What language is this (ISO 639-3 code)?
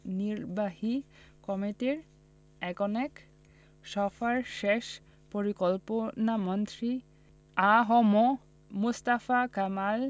ben